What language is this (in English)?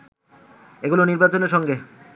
Bangla